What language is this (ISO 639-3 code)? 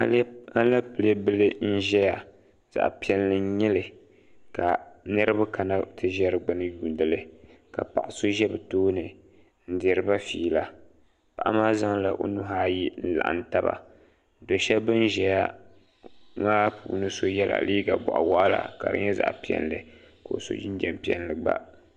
dag